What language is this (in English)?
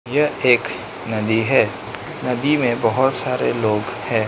Hindi